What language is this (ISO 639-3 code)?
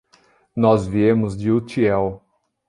por